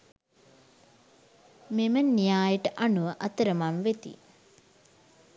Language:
Sinhala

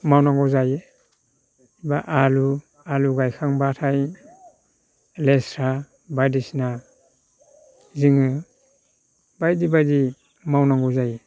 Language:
Bodo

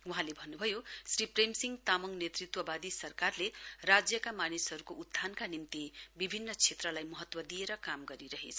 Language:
Nepali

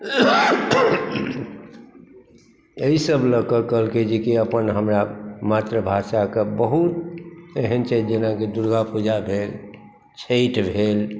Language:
Maithili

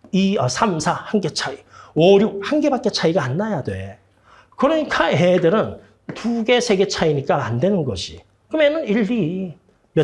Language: Korean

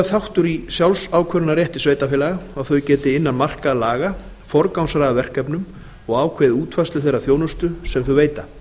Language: Icelandic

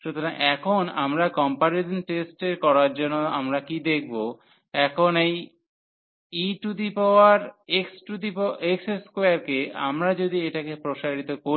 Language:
Bangla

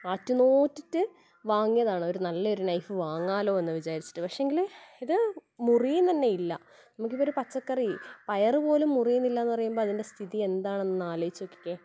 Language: Malayalam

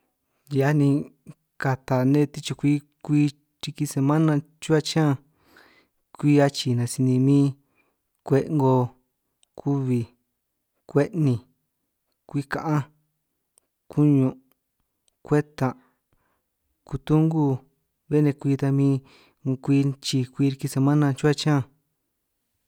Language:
San Martín Itunyoso Triqui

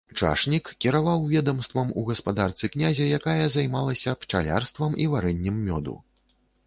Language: Belarusian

